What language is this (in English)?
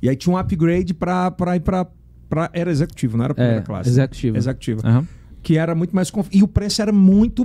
Portuguese